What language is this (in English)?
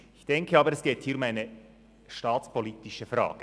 Swiss German